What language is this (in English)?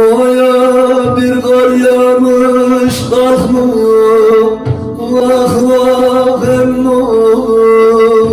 Turkish